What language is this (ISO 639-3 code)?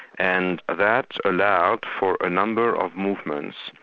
eng